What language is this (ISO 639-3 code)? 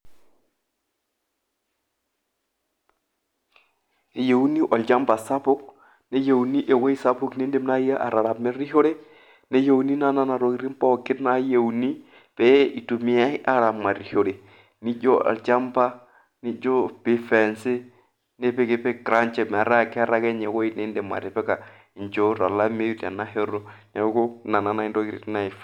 mas